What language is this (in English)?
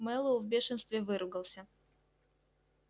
Russian